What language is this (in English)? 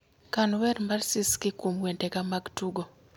Luo (Kenya and Tanzania)